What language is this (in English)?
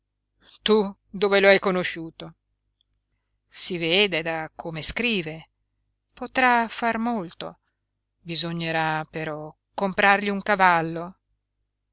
Italian